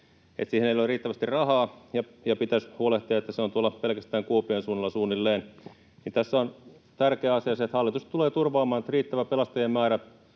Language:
Finnish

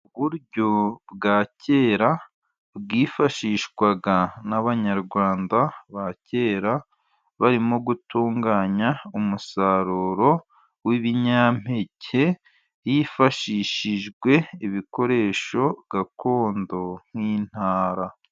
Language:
Kinyarwanda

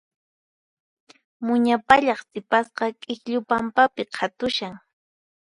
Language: Puno Quechua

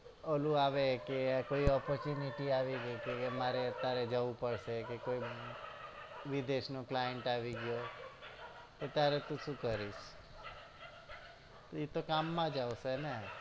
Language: Gujarati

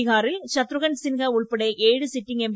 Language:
Malayalam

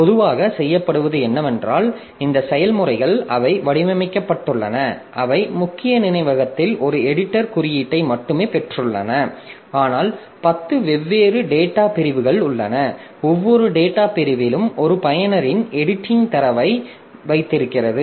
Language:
Tamil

